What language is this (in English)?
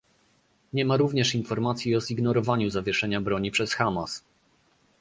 Polish